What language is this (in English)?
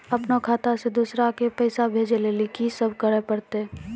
Maithili